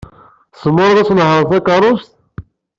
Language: Kabyle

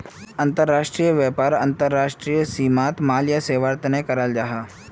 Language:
Magahi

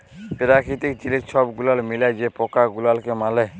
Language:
Bangla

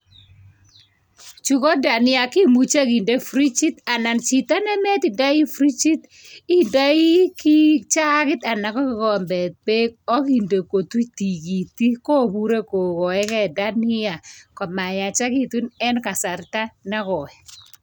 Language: Kalenjin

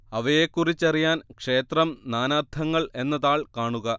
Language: Malayalam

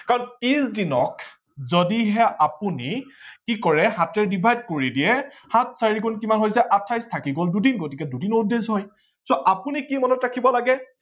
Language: Assamese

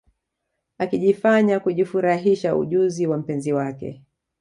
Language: Swahili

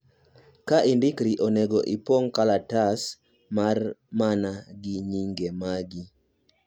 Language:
Luo (Kenya and Tanzania)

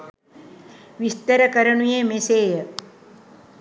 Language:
Sinhala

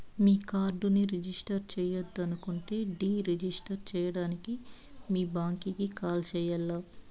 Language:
Telugu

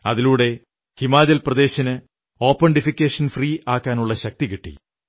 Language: Malayalam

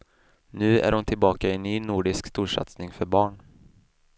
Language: Swedish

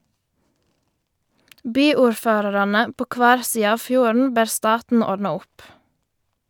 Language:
Norwegian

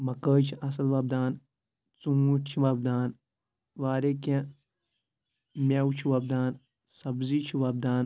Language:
Kashmiri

